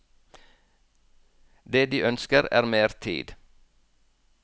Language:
Norwegian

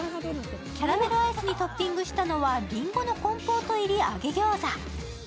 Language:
Japanese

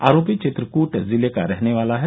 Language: Hindi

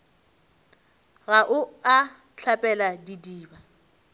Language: Northern Sotho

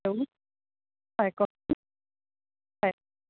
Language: Assamese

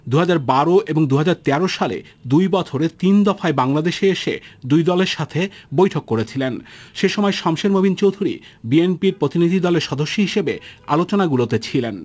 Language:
Bangla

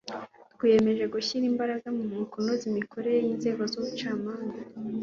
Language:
Kinyarwanda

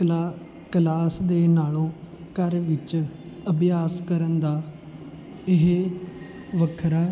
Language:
Punjabi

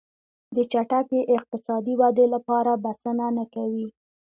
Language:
Pashto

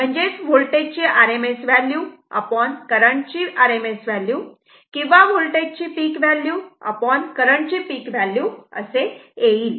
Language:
Marathi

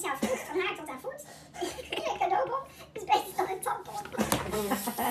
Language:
Dutch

